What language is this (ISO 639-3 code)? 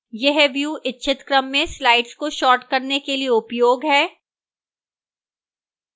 hin